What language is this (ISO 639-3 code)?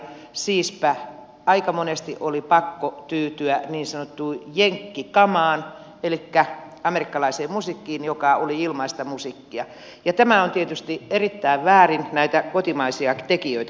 fin